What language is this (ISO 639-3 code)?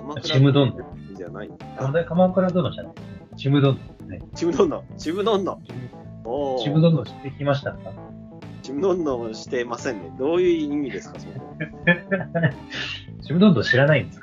jpn